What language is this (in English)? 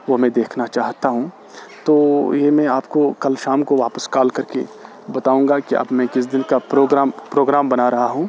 Urdu